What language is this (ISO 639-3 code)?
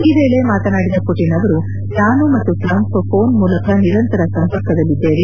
kan